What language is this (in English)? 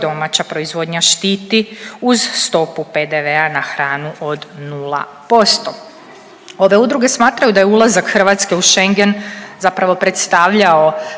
Croatian